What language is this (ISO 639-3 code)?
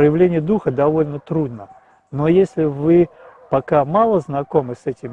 rus